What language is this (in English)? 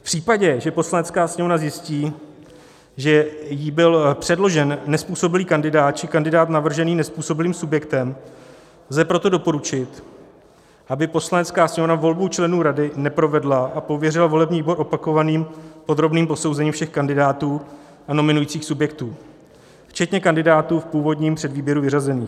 Czech